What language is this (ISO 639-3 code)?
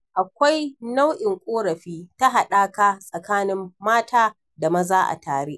hau